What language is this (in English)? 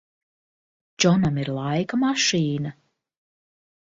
Latvian